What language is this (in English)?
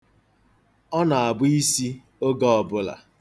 Igbo